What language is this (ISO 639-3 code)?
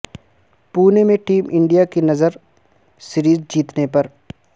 urd